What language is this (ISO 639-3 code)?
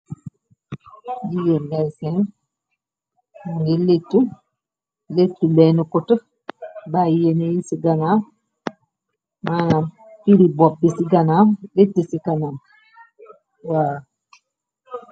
wol